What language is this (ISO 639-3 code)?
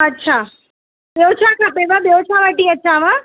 snd